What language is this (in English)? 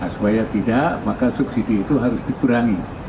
Indonesian